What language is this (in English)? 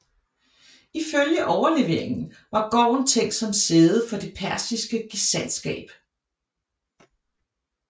Danish